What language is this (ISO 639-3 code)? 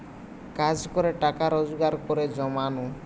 ben